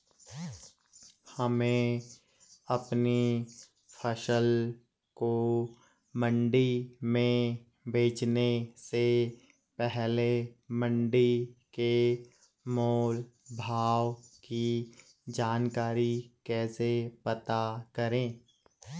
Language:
Hindi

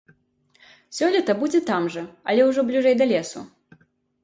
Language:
Belarusian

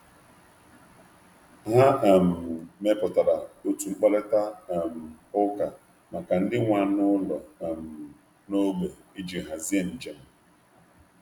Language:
Igbo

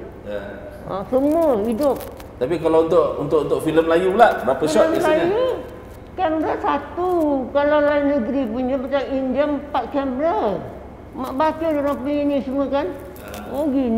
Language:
Malay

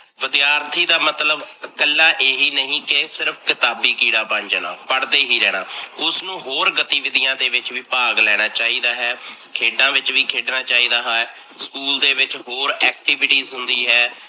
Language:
Punjabi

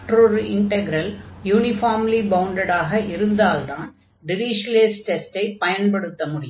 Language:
Tamil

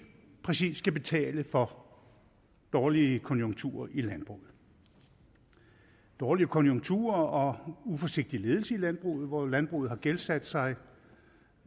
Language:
Danish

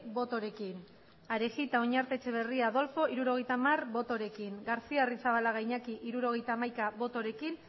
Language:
Basque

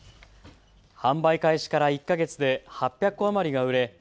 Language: Japanese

